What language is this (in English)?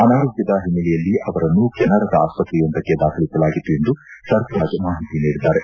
Kannada